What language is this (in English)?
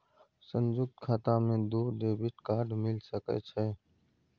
Maithili